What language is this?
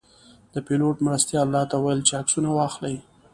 Pashto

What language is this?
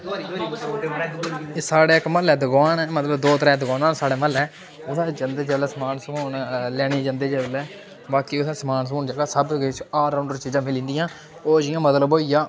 Dogri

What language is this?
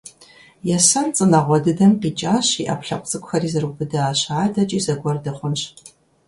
Kabardian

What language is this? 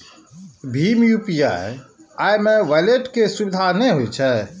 Maithili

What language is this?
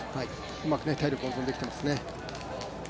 Japanese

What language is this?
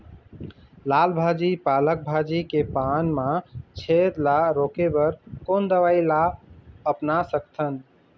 Chhattisgarhi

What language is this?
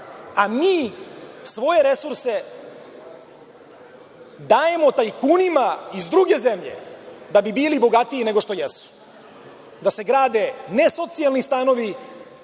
Serbian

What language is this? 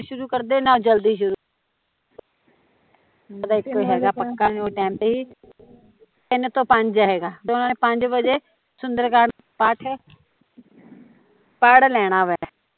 Punjabi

